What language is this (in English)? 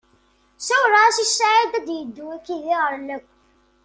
Kabyle